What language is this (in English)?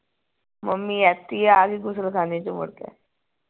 Punjabi